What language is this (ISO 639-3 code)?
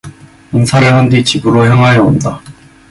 kor